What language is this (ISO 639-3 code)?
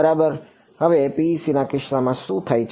guj